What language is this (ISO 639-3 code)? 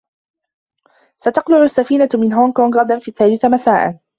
ara